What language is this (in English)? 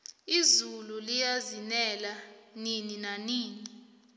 South Ndebele